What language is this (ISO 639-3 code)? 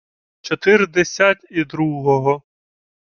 ukr